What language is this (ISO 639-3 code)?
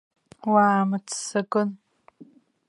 abk